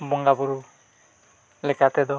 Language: Santali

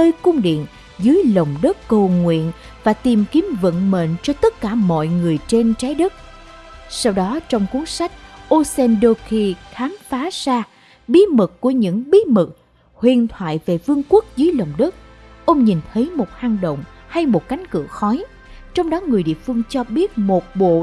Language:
Vietnamese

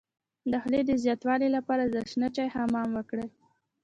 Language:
Pashto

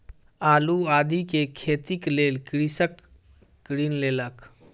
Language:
Maithili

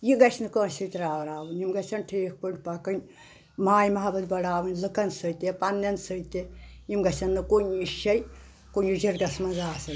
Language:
Kashmiri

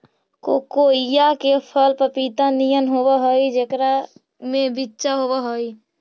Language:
Magahi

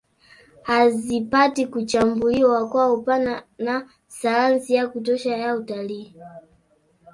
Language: Swahili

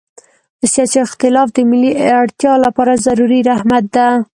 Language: Pashto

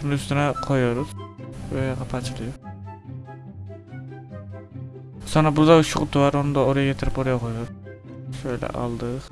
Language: Turkish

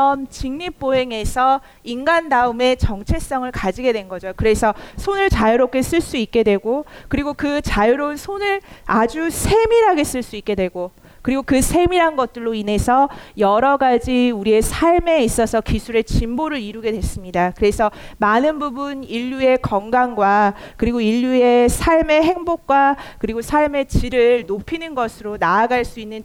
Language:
Korean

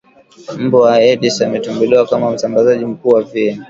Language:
Swahili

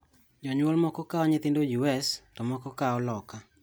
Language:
Luo (Kenya and Tanzania)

